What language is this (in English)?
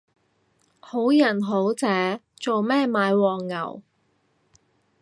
Cantonese